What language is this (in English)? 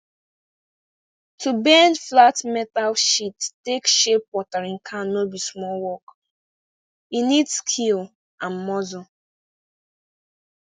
Nigerian Pidgin